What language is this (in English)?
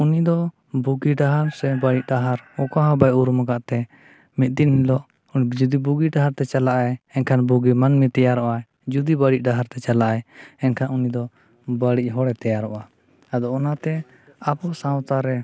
Santali